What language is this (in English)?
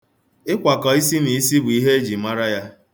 Igbo